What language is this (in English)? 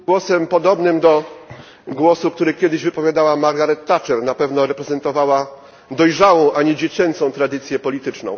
Polish